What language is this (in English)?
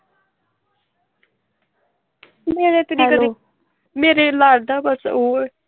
Punjabi